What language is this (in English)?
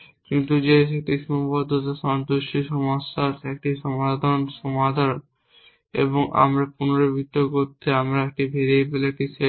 Bangla